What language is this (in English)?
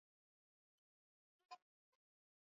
Swahili